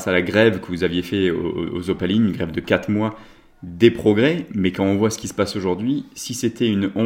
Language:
French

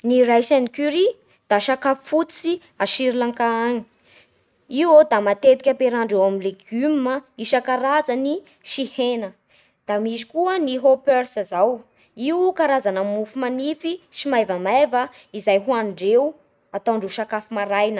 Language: Bara Malagasy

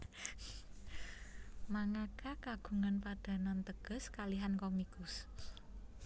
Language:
Javanese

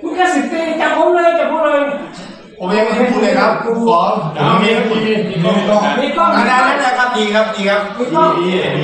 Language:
Thai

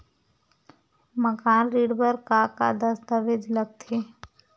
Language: Chhattisgarhi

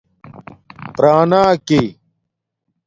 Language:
Domaaki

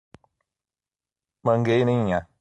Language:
Portuguese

